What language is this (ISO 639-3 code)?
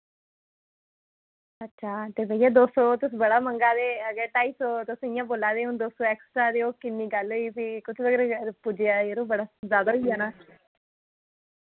doi